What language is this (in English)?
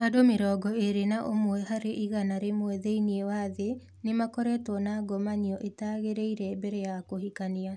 Kikuyu